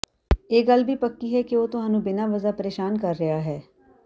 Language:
Punjabi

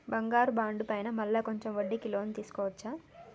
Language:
Telugu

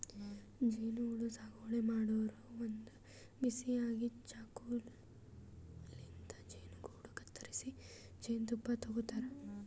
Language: Kannada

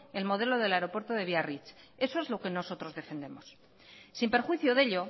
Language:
Spanish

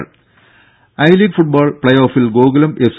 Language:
Malayalam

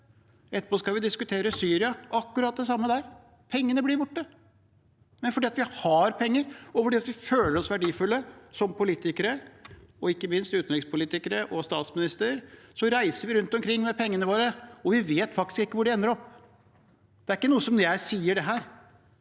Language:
Norwegian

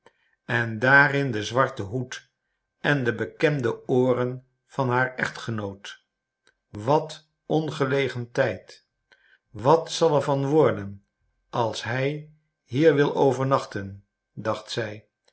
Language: Dutch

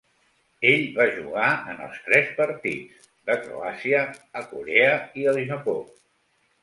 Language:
Catalan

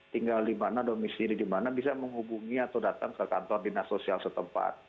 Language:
Indonesian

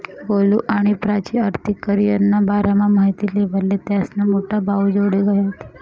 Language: Marathi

